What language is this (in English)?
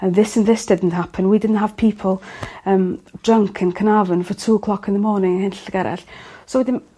Welsh